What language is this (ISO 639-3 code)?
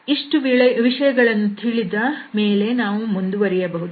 kan